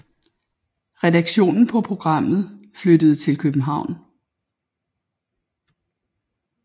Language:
Danish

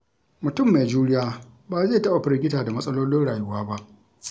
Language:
Hausa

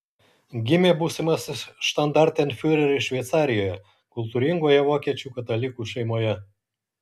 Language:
Lithuanian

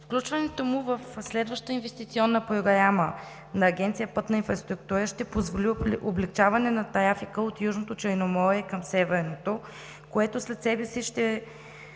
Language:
Bulgarian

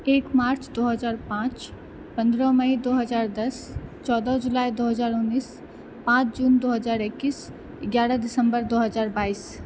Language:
Maithili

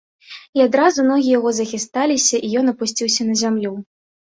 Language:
Belarusian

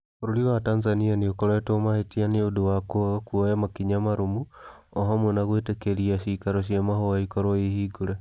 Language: Kikuyu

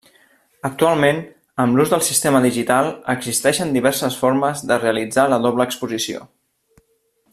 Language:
Catalan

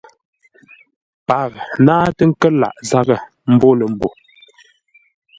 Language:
Ngombale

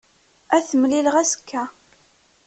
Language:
Kabyle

